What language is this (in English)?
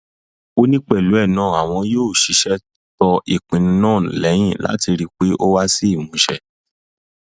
Yoruba